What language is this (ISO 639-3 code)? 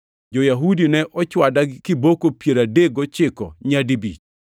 luo